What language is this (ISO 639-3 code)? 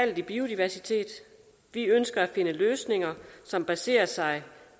dan